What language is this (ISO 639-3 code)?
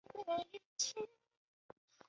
zho